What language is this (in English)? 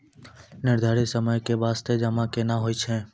Maithili